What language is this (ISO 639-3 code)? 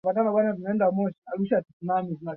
swa